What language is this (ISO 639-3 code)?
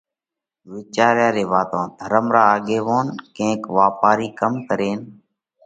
kvx